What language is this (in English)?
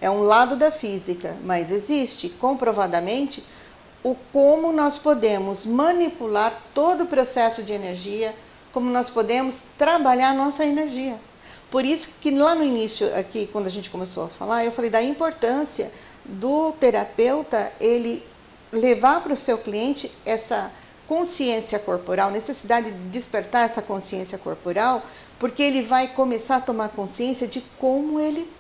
Portuguese